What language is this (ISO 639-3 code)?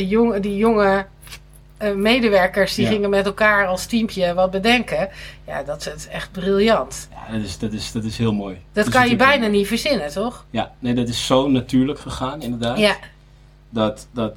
nld